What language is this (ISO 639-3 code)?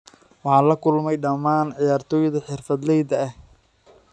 som